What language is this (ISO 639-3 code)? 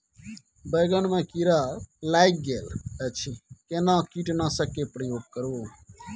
mai